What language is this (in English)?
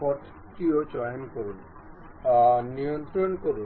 Bangla